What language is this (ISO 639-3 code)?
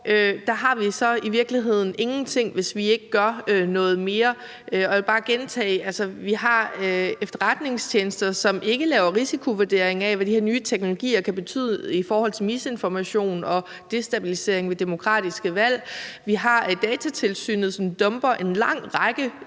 dan